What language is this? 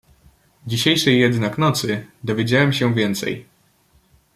Polish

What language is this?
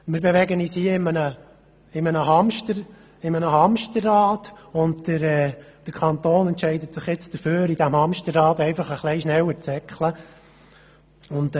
Swiss German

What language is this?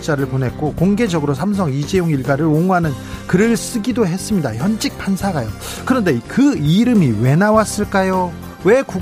Korean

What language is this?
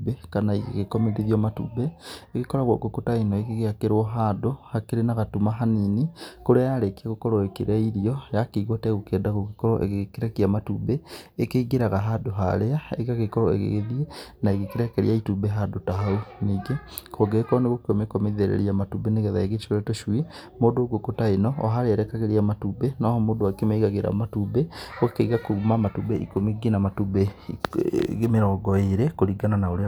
Kikuyu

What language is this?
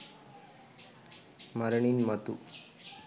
Sinhala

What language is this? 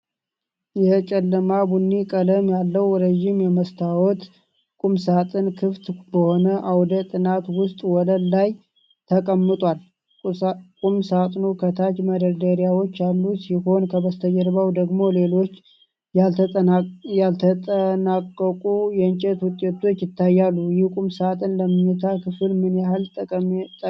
Amharic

